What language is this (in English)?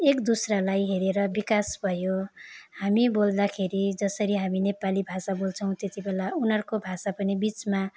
Nepali